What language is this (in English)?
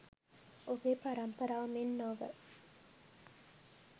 Sinhala